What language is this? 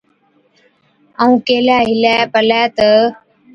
Od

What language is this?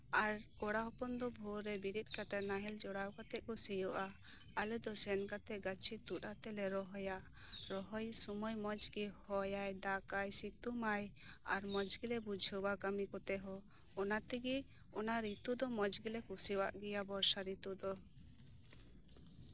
Santali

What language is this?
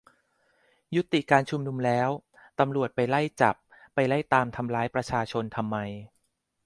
Thai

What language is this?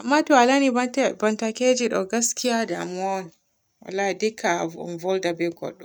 Borgu Fulfulde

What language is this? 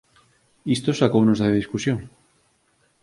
Galician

